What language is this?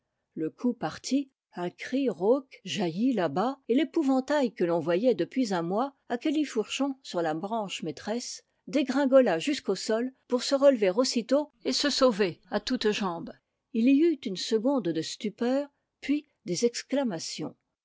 French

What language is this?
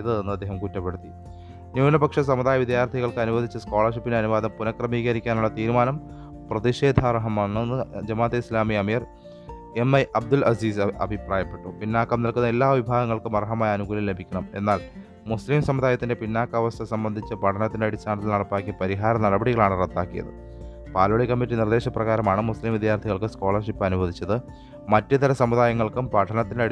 Malayalam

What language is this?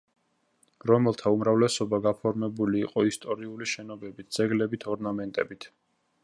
Georgian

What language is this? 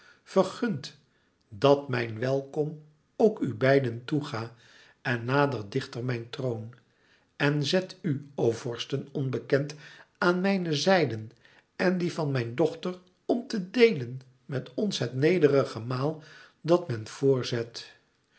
Dutch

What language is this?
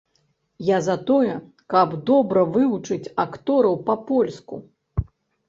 Belarusian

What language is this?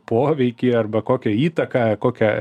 Lithuanian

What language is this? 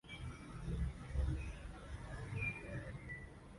Swahili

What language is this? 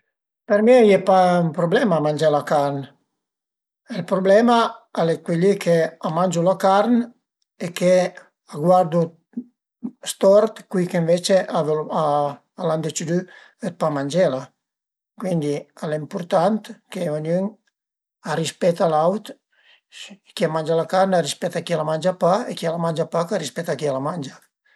Piedmontese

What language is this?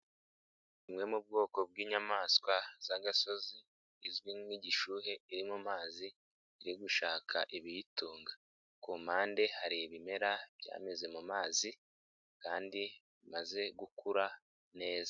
Kinyarwanda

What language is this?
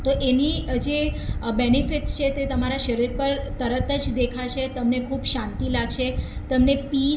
Gujarati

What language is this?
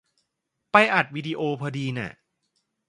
Thai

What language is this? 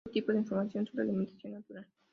Spanish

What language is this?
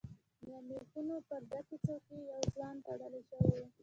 Pashto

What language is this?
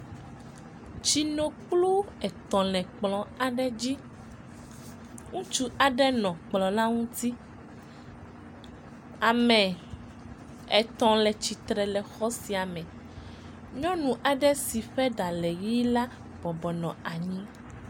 Ewe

